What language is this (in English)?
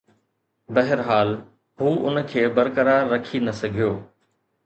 Sindhi